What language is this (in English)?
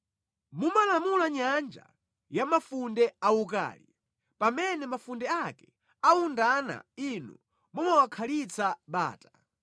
Nyanja